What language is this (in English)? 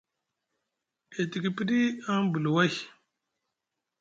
Musgu